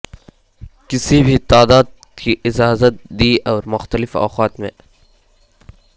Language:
Urdu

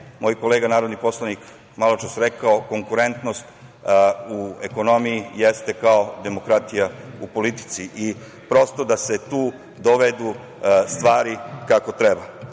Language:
Serbian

